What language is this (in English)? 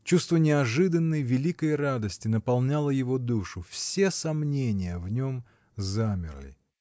Russian